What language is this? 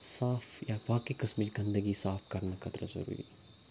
Kashmiri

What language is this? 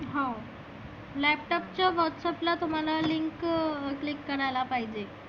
Marathi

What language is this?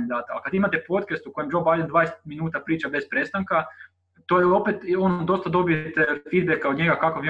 Croatian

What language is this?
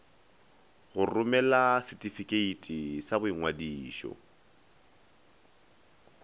Northern Sotho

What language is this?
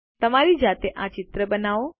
Gujarati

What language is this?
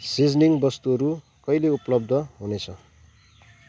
Nepali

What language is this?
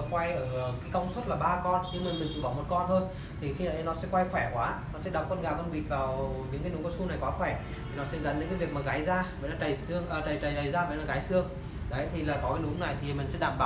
Vietnamese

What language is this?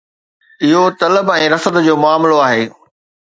Sindhi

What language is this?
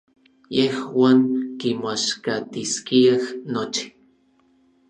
Orizaba Nahuatl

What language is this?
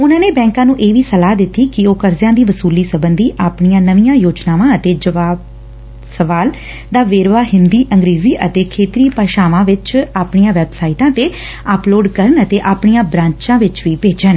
Punjabi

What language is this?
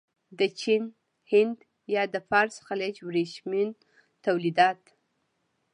Pashto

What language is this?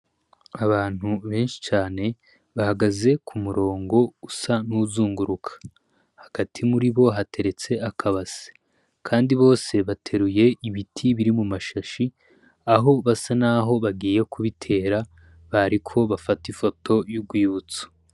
Rundi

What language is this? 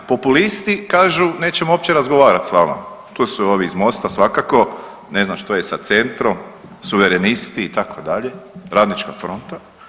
Croatian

